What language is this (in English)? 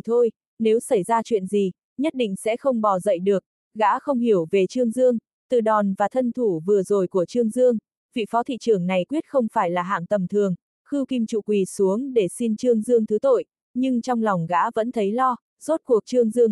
Vietnamese